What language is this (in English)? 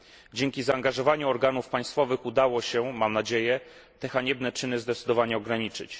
Polish